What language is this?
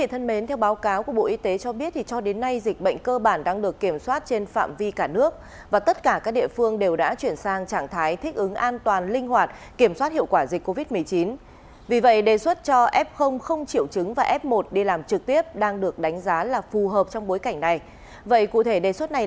Vietnamese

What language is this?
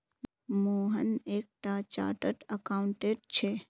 Magahi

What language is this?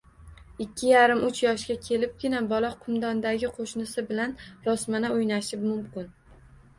Uzbek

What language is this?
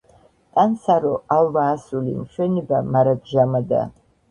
Georgian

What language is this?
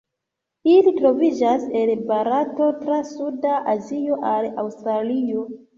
Esperanto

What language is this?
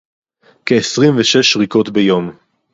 Hebrew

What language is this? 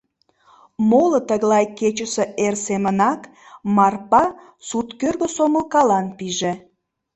Mari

